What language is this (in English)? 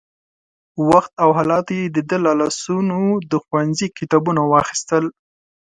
Pashto